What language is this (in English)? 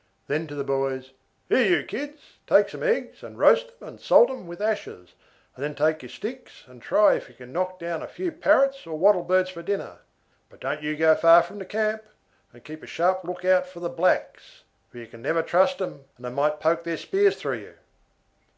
English